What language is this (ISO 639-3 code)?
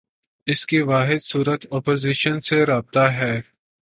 urd